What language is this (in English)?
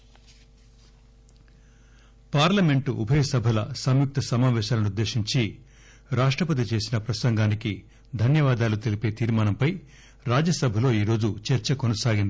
Telugu